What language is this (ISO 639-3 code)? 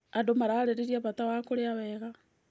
kik